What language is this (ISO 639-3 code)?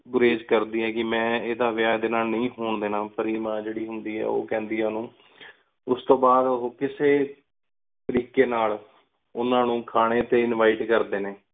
pan